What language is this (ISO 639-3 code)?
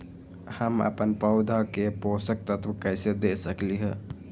mag